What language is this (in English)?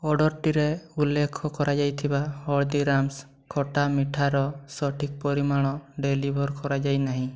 Odia